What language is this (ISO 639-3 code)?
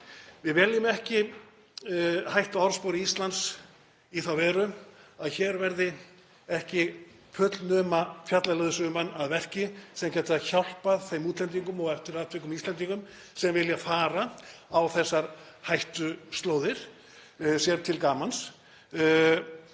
isl